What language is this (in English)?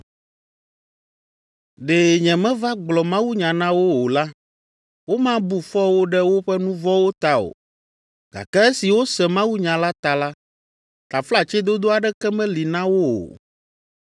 Ewe